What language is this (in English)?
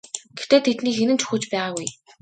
Mongolian